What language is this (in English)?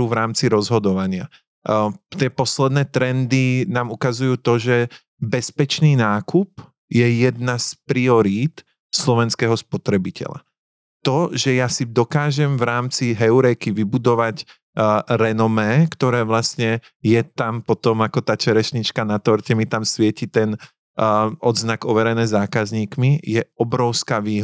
Slovak